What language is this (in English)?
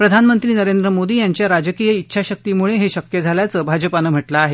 Marathi